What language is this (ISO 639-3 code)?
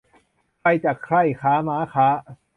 tha